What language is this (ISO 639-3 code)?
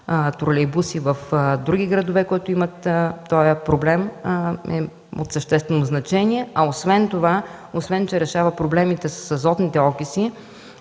bul